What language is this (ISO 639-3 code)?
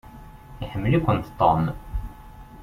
kab